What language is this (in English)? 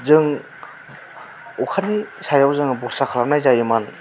Bodo